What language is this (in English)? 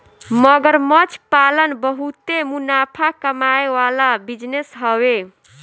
Bhojpuri